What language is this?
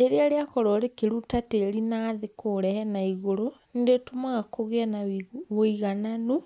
Kikuyu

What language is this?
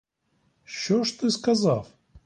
Ukrainian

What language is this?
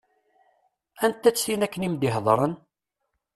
Kabyle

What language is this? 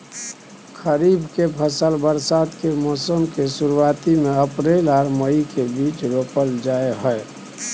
Maithili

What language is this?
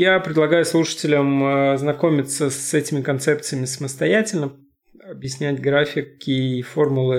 Russian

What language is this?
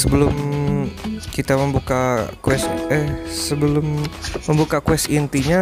Indonesian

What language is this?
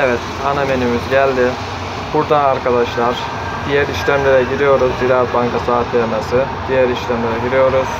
Turkish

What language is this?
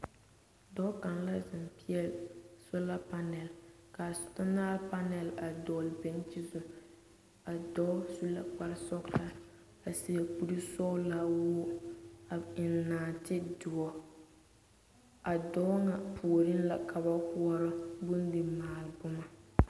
Southern Dagaare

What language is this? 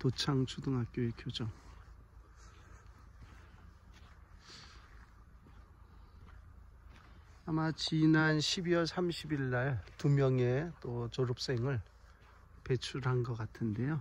Korean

